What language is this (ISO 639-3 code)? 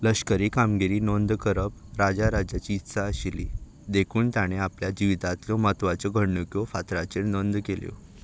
kok